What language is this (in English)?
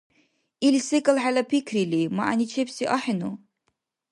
Dargwa